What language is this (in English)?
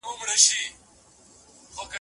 Pashto